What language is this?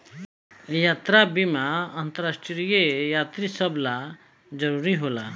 Bhojpuri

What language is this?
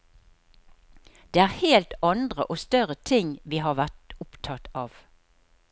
Norwegian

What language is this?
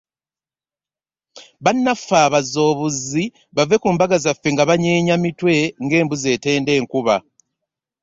Ganda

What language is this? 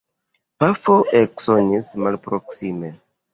Esperanto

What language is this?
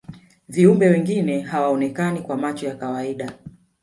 Swahili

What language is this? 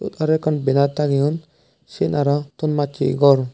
Chakma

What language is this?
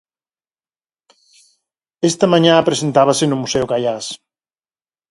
Galician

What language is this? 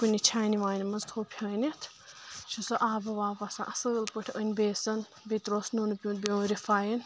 Kashmiri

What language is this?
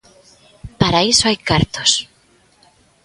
Galician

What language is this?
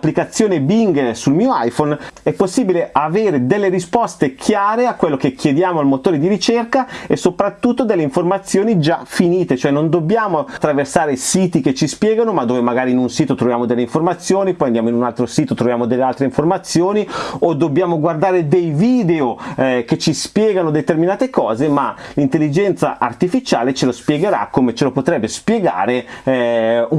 Italian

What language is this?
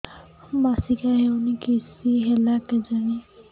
Odia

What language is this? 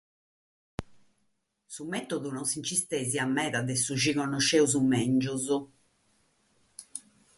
Sardinian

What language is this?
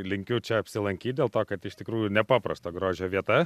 Lithuanian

